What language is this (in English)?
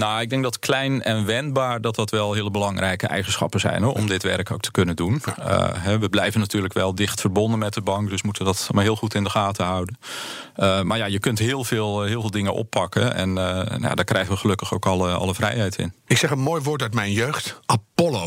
Dutch